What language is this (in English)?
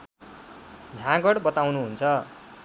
Nepali